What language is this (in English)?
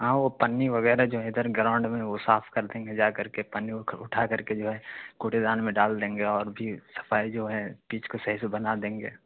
Urdu